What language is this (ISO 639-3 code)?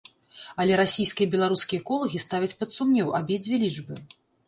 bel